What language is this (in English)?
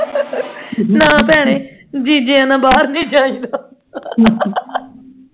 Punjabi